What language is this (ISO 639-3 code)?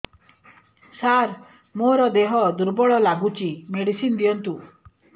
ori